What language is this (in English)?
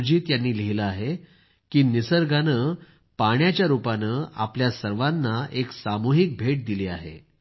Marathi